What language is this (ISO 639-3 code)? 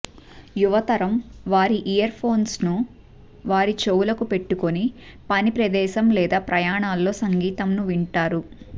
tel